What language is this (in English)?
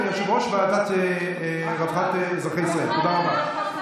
Hebrew